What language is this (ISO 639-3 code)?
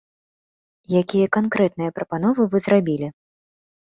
bel